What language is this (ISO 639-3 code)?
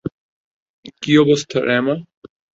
ben